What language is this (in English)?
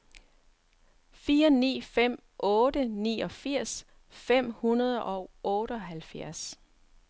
Danish